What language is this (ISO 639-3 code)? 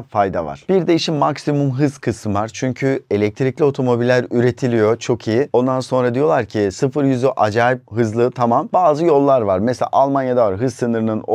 tur